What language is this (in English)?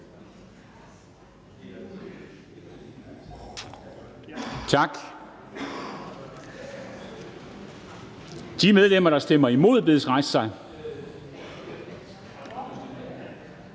Danish